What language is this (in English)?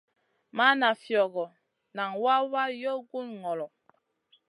Masana